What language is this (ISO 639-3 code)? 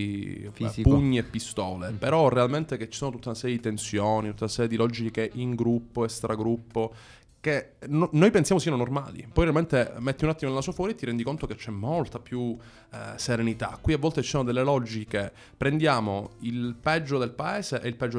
ita